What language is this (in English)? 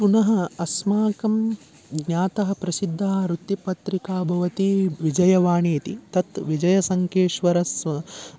Sanskrit